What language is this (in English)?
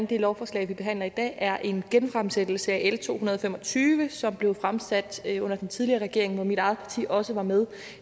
Danish